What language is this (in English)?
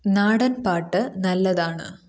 Malayalam